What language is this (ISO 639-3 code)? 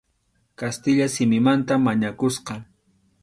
qxu